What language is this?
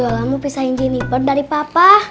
Indonesian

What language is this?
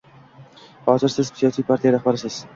Uzbek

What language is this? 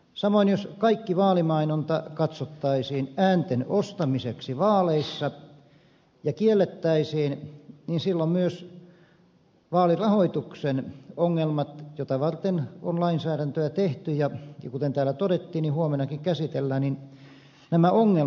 Finnish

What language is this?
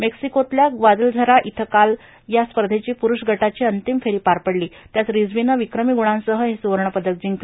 Marathi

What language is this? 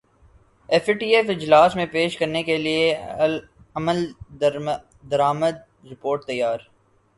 Urdu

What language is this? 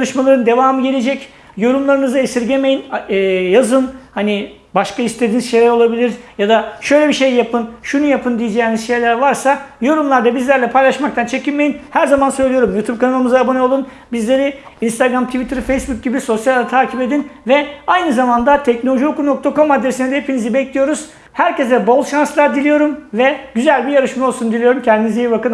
Turkish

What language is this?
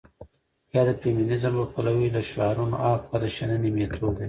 Pashto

